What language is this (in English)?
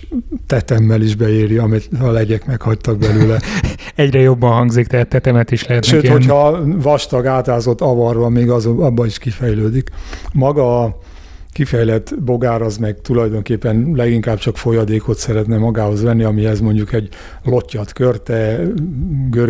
Hungarian